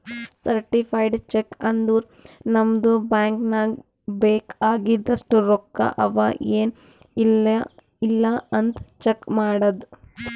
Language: Kannada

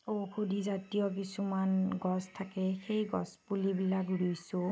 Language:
Assamese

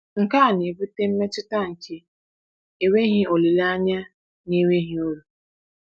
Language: Igbo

